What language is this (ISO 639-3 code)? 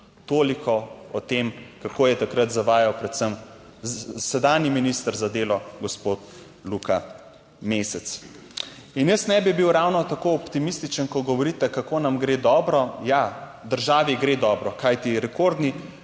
slv